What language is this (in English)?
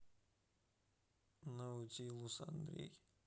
Russian